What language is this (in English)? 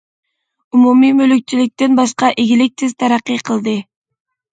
Uyghur